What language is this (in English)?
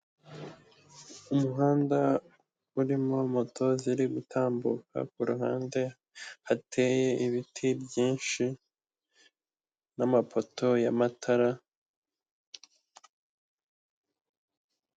Kinyarwanda